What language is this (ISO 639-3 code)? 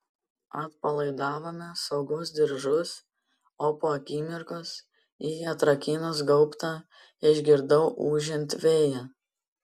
lit